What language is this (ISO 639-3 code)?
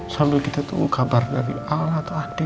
ind